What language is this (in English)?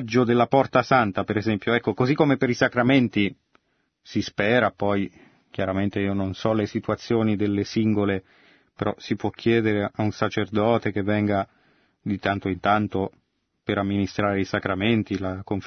Italian